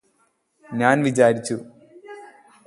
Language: Malayalam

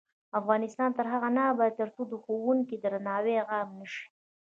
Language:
Pashto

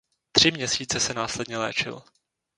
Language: Czech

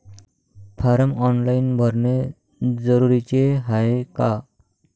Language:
Marathi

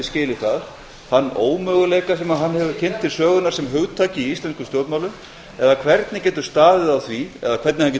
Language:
Icelandic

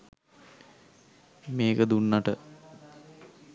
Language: Sinhala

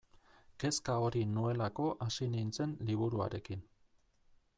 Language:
Basque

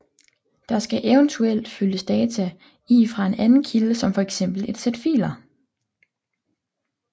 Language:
Danish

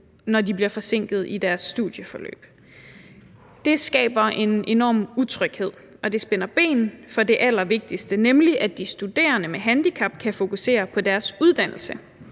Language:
Danish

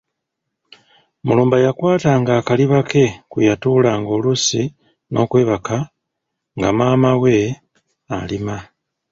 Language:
Ganda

